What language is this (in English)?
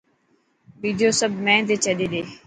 Dhatki